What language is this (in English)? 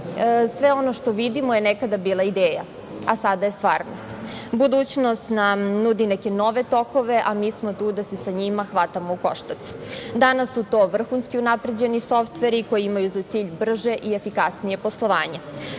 Serbian